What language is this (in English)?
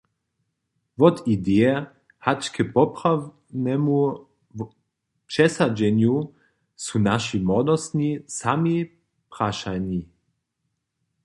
Upper Sorbian